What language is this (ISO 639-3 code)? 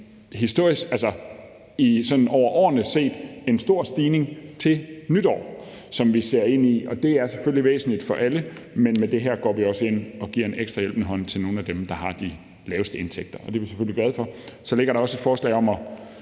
dan